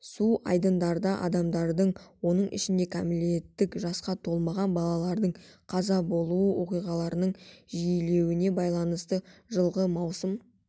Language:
Kazakh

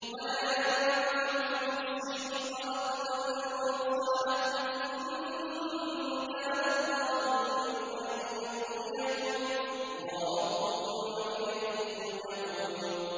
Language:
Arabic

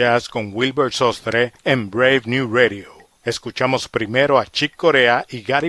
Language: Spanish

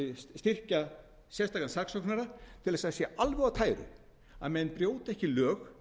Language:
Icelandic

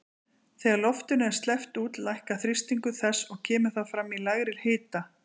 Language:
Icelandic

